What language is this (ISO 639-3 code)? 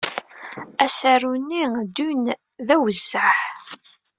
kab